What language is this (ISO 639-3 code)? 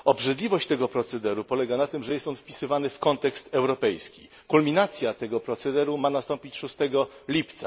pol